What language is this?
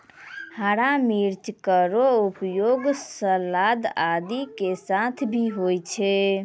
Maithili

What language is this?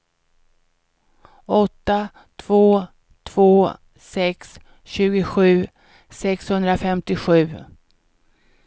Swedish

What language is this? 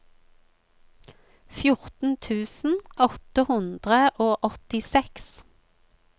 Norwegian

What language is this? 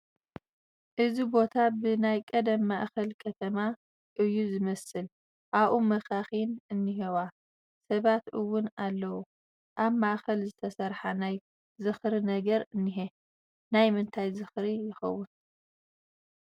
Tigrinya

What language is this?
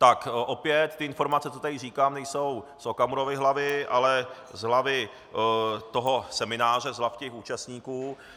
Czech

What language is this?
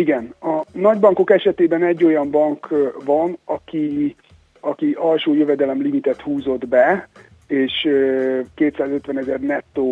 Hungarian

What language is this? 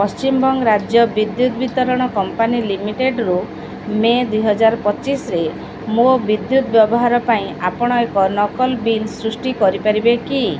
Odia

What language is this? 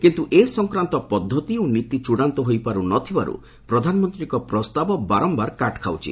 Odia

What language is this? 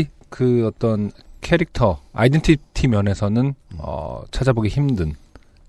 Korean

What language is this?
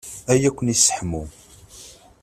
Kabyle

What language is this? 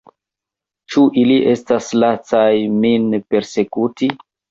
Esperanto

